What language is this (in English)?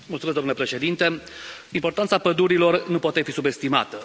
Romanian